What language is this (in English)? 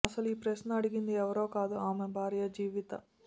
Telugu